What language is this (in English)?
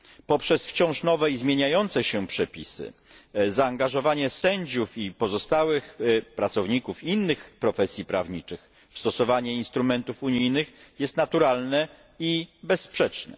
Polish